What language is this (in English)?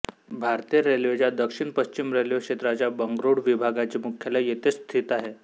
Marathi